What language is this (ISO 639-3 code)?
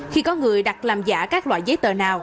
vie